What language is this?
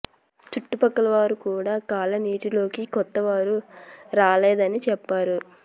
Telugu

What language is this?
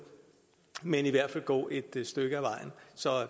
Danish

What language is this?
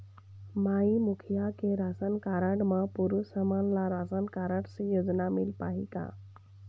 Chhattisgarhi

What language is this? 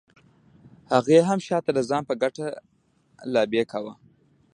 Pashto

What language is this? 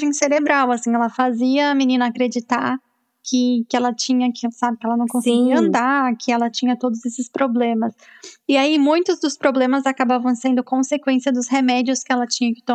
Portuguese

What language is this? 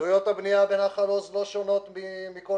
Hebrew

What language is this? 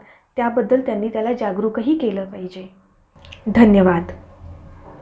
Marathi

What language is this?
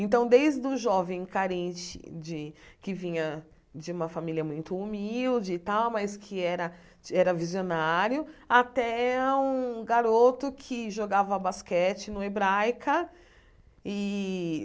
Portuguese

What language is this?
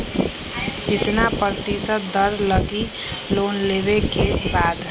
Magahi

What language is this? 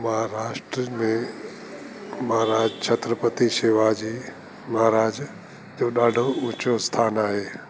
Sindhi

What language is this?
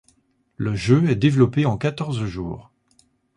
French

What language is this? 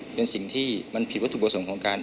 Thai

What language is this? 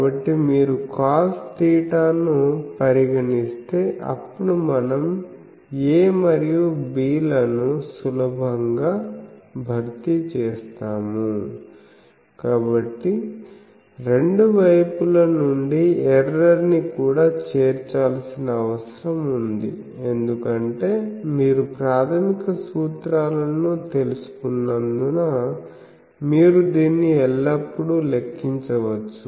Telugu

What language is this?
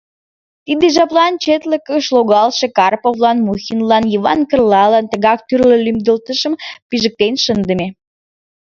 Mari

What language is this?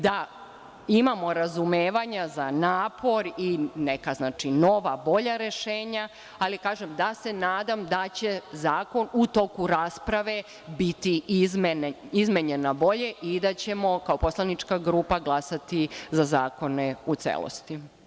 Serbian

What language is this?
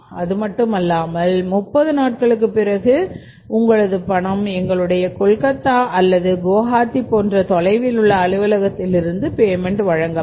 Tamil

